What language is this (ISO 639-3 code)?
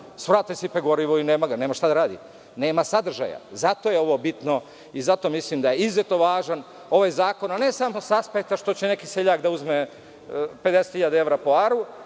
srp